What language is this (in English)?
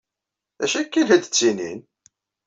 Kabyle